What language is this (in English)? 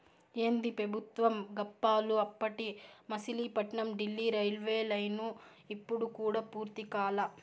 Telugu